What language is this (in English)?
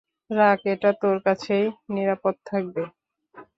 Bangla